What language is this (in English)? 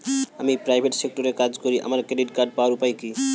Bangla